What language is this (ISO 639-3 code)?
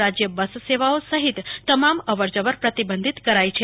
guj